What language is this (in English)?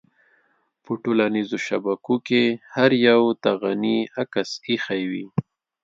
Pashto